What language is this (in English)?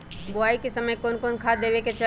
Magahi